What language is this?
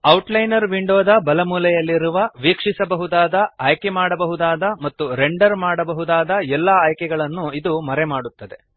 Kannada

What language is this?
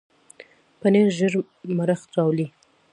Pashto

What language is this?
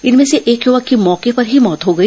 Hindi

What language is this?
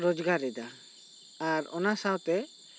Santali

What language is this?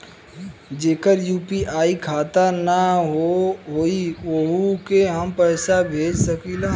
Bhojpuri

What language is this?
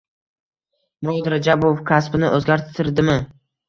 Uzbek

